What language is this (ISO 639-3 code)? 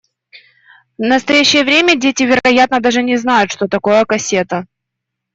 rus